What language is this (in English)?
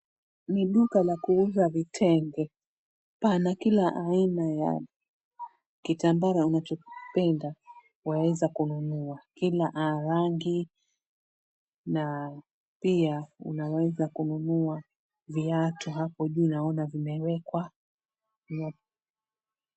Swahili